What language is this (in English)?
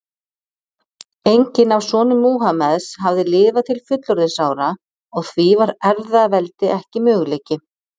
Icelandic